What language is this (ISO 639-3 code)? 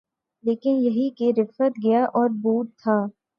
urd